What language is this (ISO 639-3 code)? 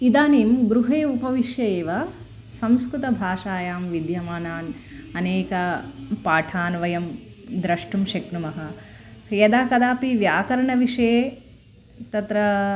san